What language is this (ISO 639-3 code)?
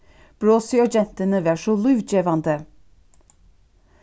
fao